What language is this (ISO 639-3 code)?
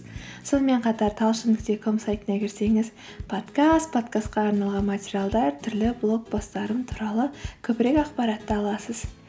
kaz